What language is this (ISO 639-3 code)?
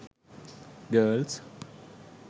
sin